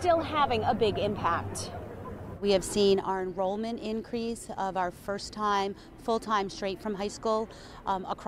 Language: English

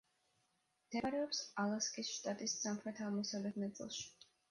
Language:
Georgian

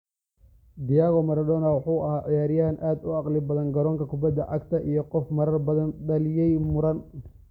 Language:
Somali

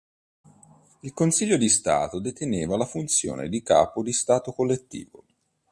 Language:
Italian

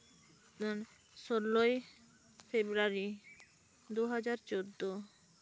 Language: Santali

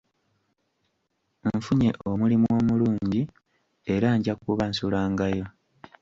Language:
Ganda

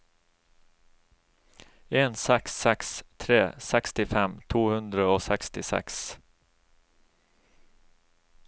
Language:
Norwegian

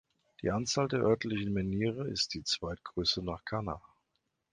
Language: German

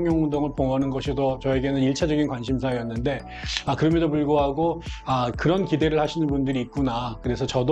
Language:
Korean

